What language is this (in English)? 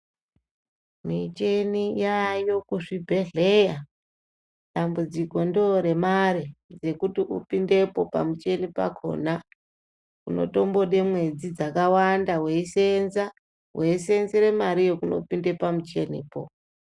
Ndau